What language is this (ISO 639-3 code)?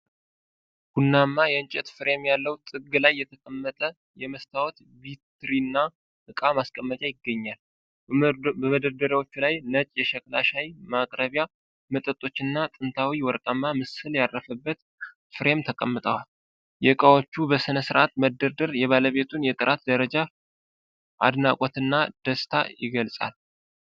amh